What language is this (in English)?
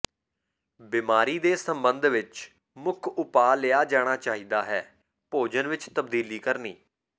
Punjabi